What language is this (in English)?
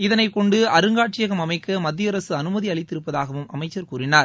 Tamil